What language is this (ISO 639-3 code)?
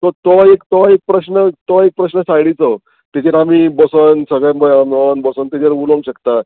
kok